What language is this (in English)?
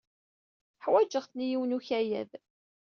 Kabyle